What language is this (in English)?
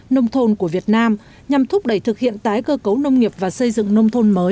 Vietnamese